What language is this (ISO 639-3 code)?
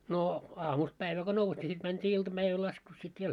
fin